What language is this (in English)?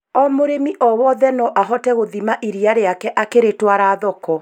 Kikuyu